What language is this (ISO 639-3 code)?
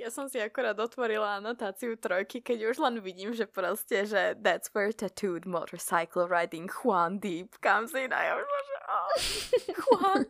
slk